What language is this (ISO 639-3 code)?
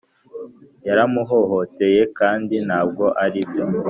kin